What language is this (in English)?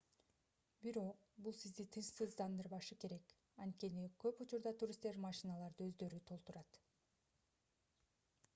Kyrgyz